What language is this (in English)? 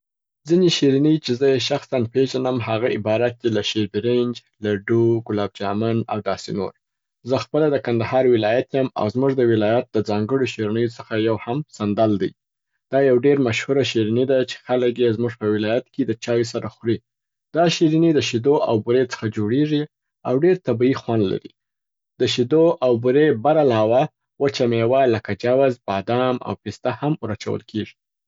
Southern Pashto